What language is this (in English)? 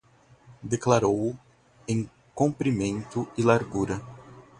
Portuguese